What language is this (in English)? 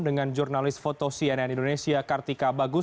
Indonesian